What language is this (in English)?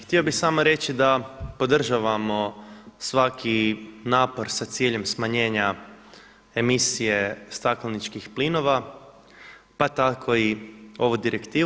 Croatian